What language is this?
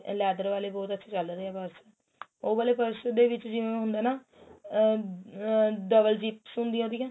Punjabi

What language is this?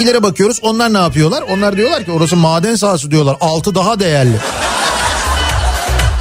Turkish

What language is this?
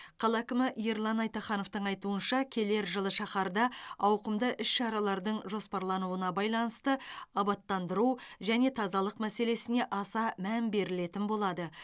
Kazakh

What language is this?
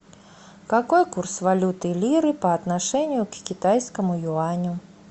Russian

